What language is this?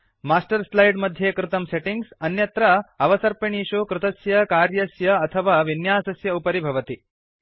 Sanskrit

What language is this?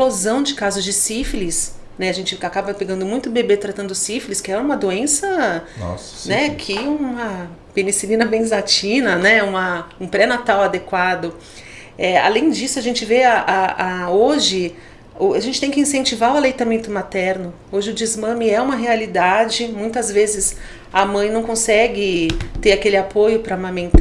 Portuguese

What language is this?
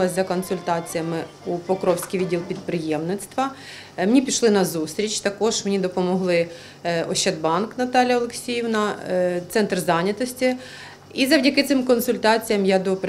Ukrainian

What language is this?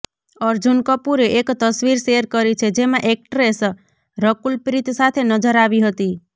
Gujarati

